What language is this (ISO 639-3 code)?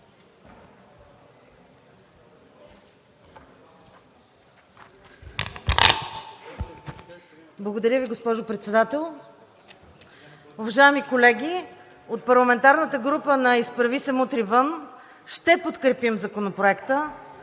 bul